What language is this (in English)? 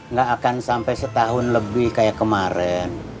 Indonesian